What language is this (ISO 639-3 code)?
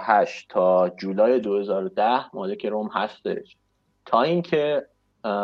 fas